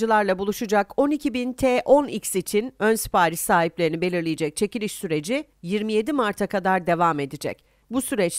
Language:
Turkish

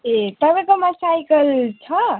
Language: Nepali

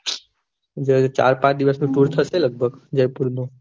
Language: Gujarati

